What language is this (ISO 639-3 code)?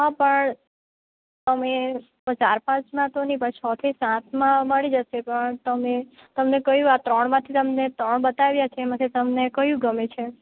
guj